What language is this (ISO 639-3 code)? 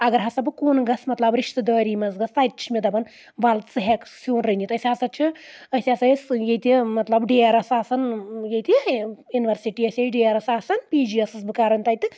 kas